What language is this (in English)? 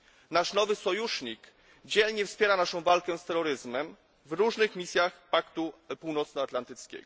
Polish